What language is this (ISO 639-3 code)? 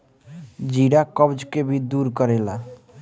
bho